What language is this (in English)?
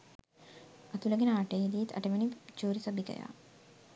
Sinhala